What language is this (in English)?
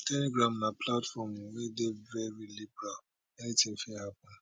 Nigerian Pidgin